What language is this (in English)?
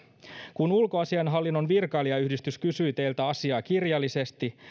Finnish